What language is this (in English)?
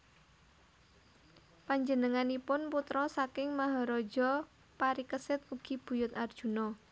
Javanese